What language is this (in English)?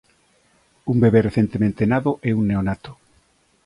Galician